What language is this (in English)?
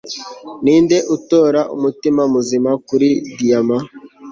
Kinyarwanda